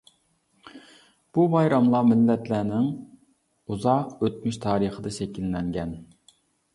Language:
Uyghur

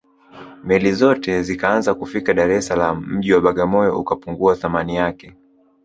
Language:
Swahili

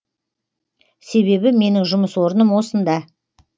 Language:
Kazakh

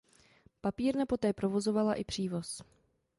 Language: Czech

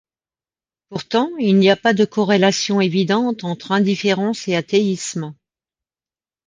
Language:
French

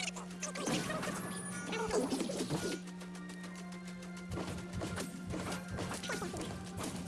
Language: Korean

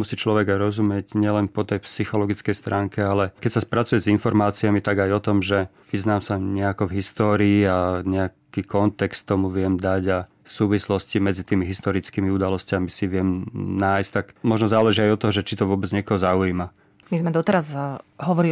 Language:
Slovak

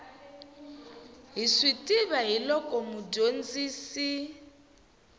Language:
Tsonga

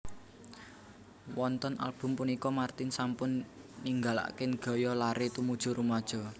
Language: Javanese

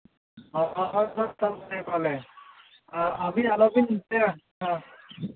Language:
Santali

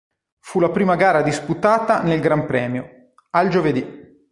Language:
Italian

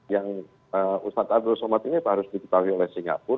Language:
Indonesian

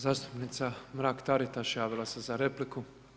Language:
Croatian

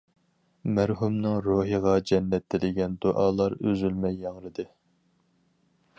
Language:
Uyghur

